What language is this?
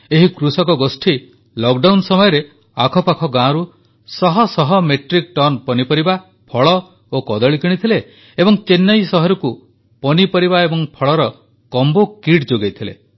Odia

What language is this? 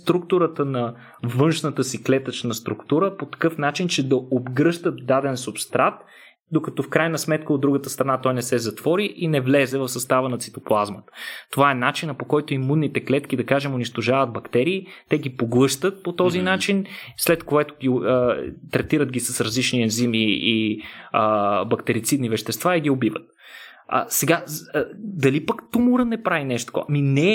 Bulgarian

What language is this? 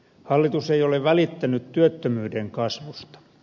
Finnish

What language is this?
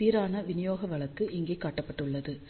Tamil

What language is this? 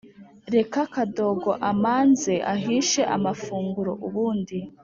Kinyarwanda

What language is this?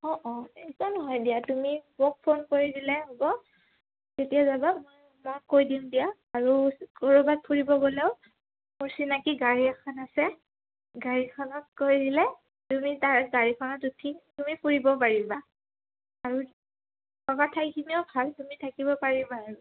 Assamese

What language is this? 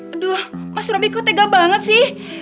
Indonesian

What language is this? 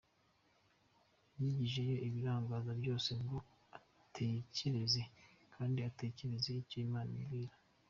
Kinyarwanda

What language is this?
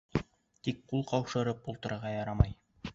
Bashkir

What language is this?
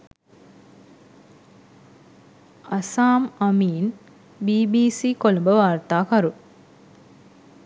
Sinhala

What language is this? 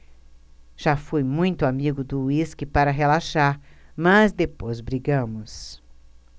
Portuguese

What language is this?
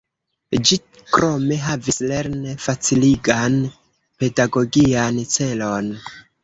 Esperanto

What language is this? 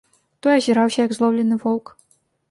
Belarusian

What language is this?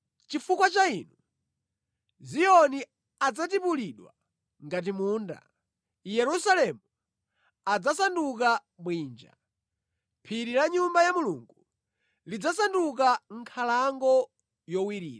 Nyanja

